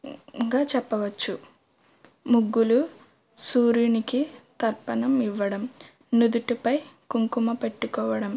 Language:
Telugu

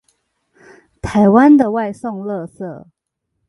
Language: Chinese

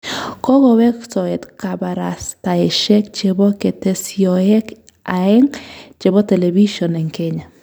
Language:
Kalenjin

